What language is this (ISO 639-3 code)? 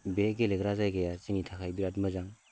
brx